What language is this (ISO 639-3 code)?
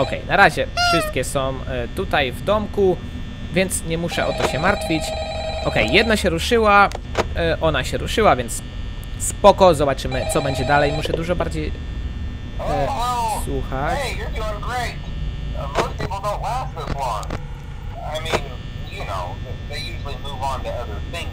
pol